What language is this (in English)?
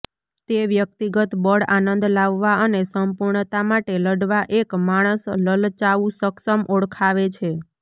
Gujarati